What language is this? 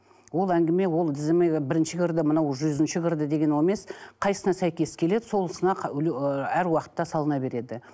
Kazakh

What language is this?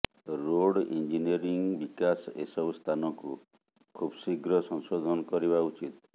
Odia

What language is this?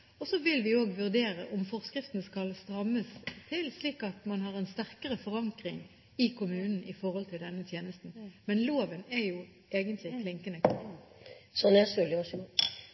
Norwegian Bokmål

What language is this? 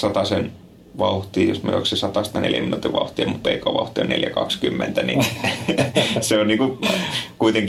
Finnish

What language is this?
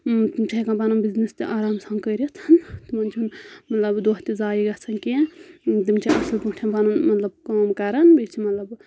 Kashmiri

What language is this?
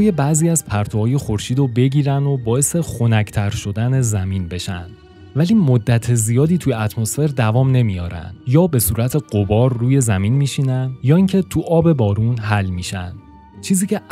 Persian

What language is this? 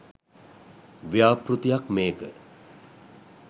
Sinhala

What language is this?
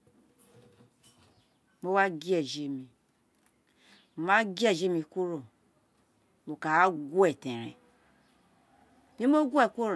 Isekiri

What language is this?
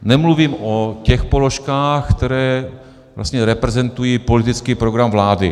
Czech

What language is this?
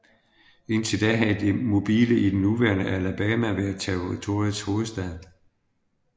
Danish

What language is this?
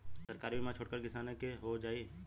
Bhojpuri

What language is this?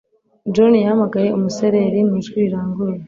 Kinyarwanda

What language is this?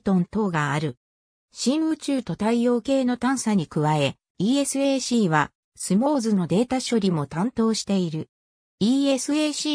Japanese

